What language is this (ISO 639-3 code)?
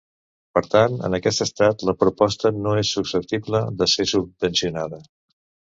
cat